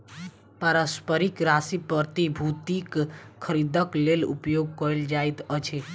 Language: Maithili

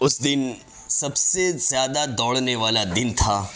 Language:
Urdu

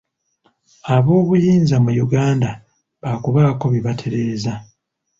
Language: Ganda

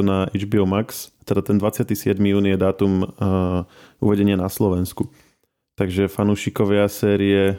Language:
Slovak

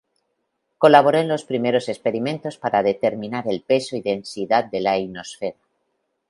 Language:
Spanish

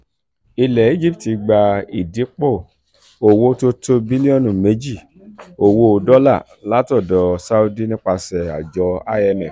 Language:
Yoruba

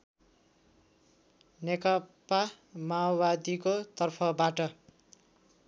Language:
Nepali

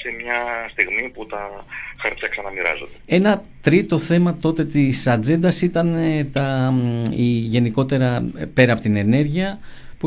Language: Greek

